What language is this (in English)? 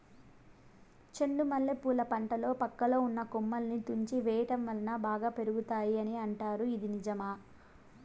Telugu